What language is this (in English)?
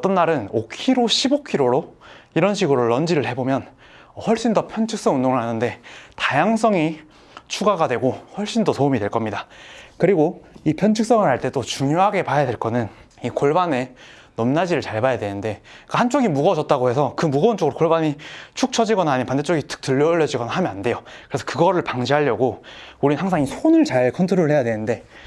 Korean